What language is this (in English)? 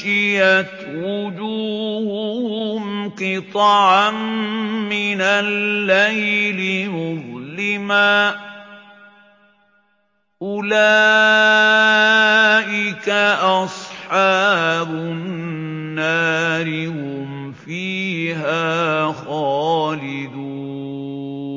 Arabic